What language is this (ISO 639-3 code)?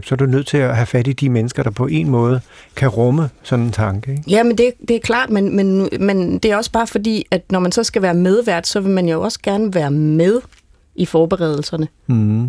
dan